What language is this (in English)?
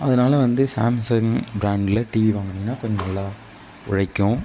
Tamil